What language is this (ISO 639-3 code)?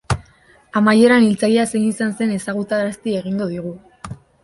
eus